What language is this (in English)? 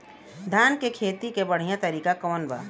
Bhojpuri